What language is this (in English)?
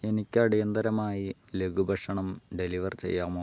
Malayalam